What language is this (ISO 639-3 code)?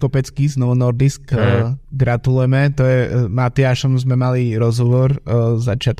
slk